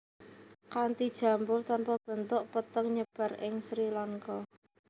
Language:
Javanese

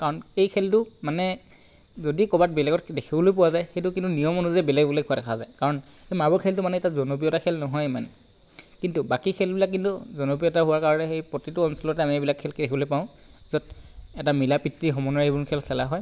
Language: Assamese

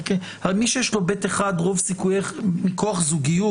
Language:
Hebrew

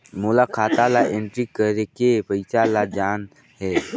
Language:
Chhattisgarhi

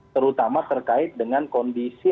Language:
Indonesian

